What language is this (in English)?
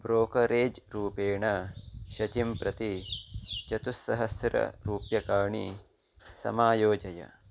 Sanskrit